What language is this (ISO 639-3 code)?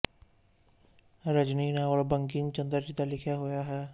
pan